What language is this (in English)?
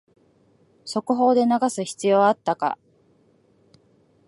Japanese